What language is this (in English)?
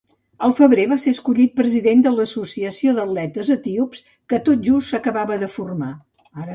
Catalan